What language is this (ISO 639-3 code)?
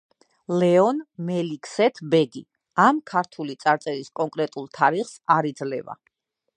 kat